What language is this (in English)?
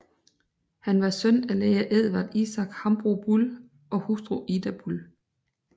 Danish